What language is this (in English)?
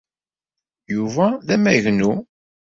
Kabyle